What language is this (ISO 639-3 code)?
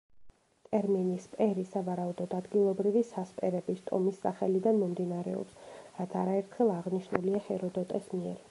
kat